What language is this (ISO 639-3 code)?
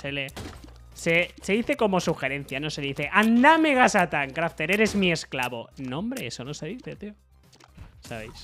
spa